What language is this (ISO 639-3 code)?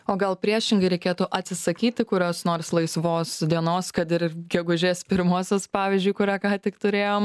lit